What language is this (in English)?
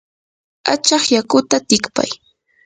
Yanahuanca Pasco Quechua